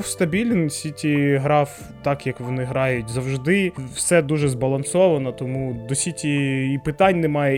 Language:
Ukrainian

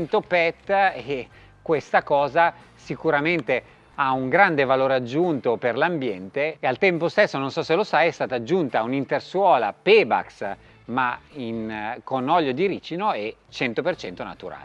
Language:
Italian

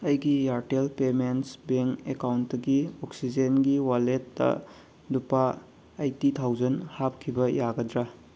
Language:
Manipuri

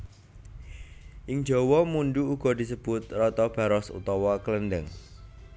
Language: Javanese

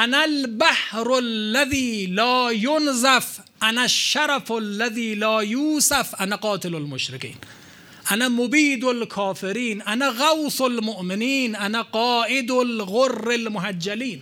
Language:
Persian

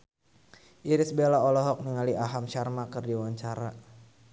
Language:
Sundanese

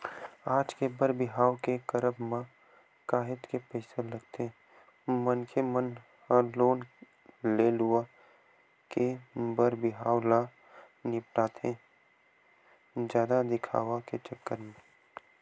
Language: Chhattisgarhi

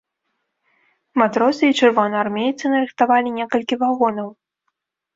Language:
Belarusian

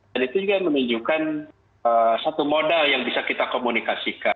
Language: Indonesian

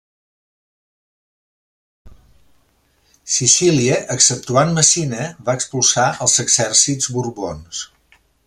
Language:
Catalan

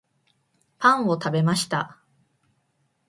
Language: Japanese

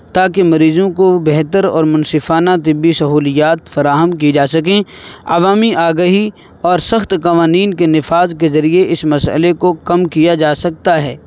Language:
Urdu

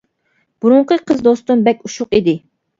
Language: Uyghur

